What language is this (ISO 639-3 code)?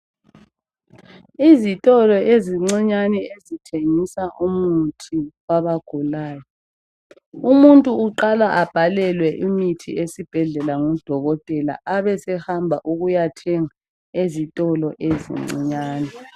nde